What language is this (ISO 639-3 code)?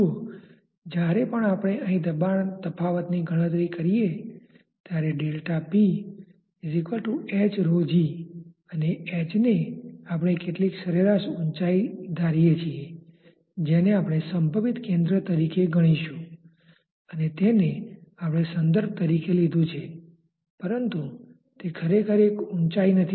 guj